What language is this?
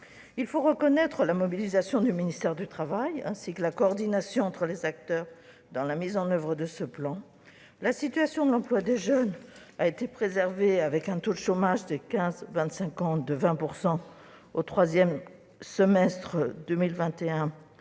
French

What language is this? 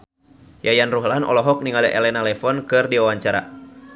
Sundanese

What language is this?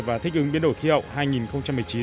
Vietnamese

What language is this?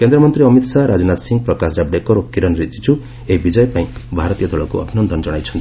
Odia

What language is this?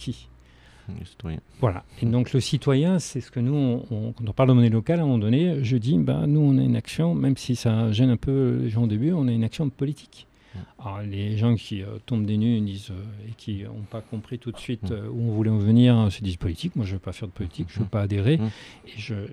French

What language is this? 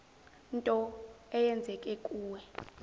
Zulu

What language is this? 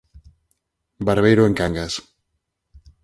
Galician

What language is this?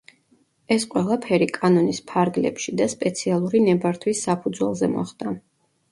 Georgian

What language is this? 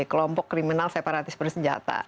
Indonesian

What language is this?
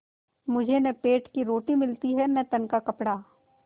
Hindi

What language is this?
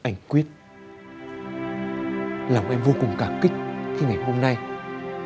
Vietnamese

